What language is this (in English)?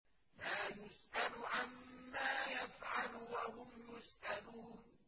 Arabic